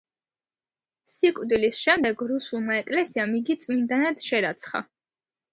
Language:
Georgian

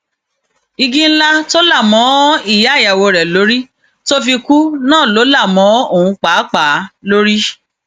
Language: Yoruba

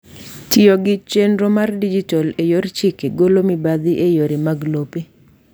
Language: Luo (Kenya and Tanzania)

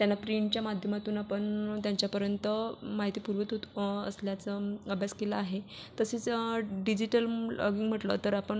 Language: Marathi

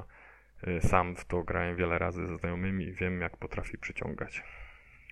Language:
Polish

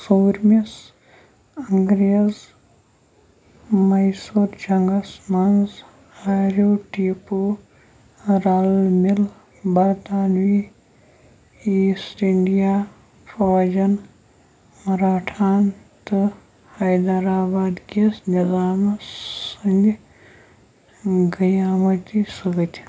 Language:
Kashmiri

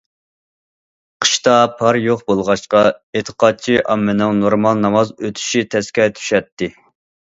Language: Uyghur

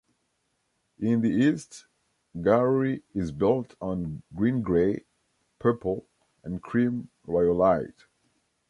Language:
English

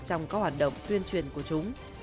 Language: Vietnamese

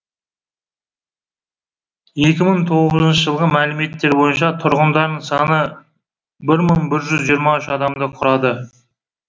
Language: Kazakh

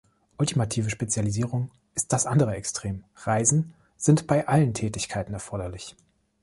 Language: German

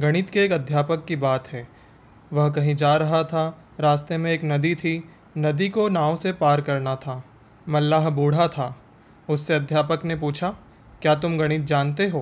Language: Hindi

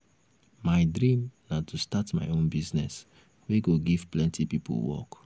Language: Nigerian Pidgin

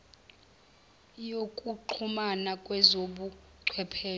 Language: Zulu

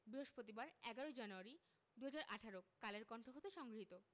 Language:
Bangla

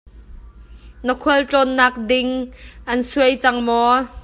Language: Hakha Chin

